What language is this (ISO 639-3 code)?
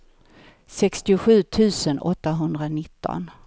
swe